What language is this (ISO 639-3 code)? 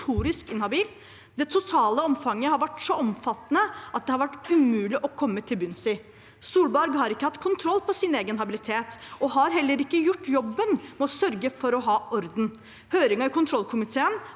nor